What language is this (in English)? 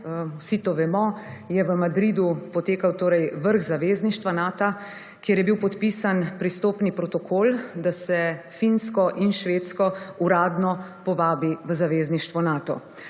Slovenian